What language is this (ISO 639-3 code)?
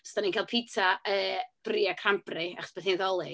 cym